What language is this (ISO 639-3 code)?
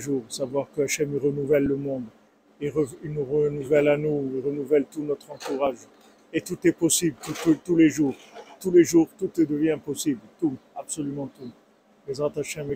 fra